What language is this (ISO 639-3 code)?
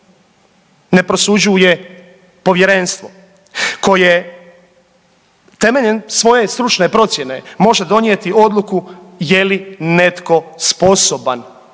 hrv